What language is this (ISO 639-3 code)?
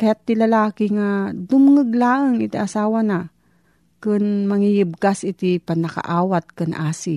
fil